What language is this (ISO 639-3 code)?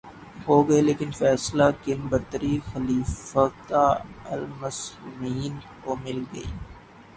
urd